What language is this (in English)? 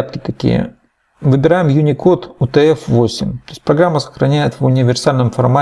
Russian